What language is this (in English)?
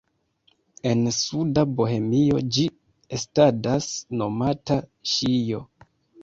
Esperanto